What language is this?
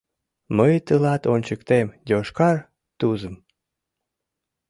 Mari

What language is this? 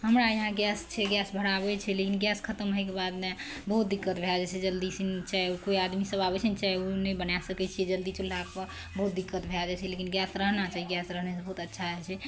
Maithili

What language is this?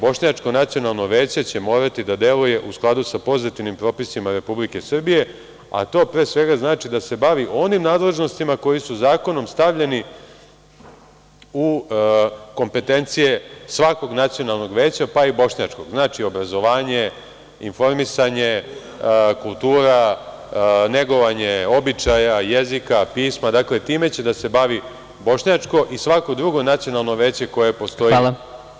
Serbian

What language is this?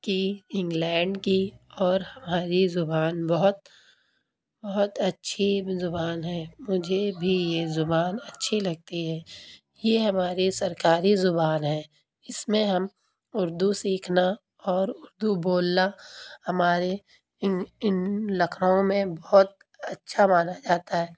Urdu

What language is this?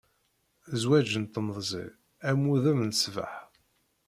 Kabyle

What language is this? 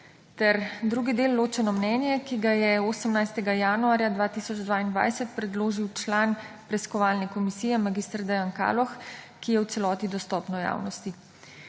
Slovenian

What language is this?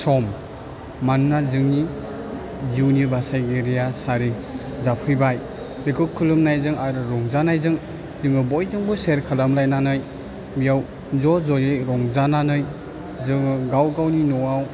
Bodo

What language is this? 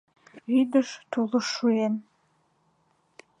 Mari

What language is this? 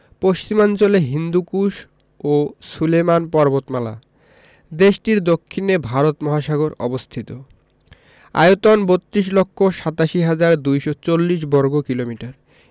Bangla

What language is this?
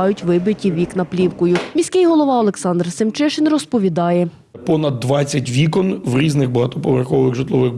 Ukrainian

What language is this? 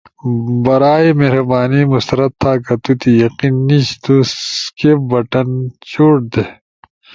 Ushojo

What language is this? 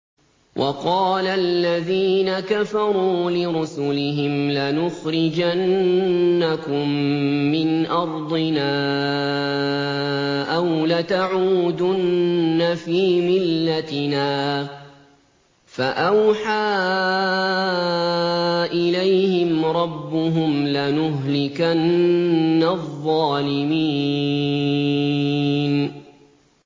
Arabic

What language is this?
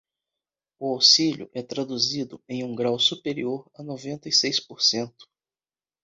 Portuguese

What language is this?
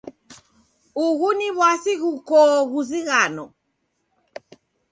Taita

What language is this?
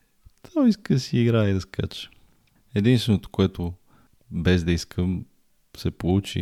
Bulgarian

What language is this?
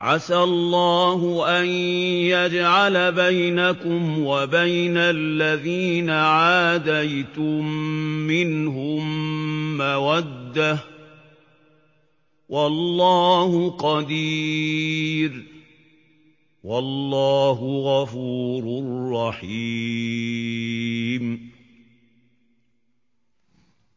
Arabic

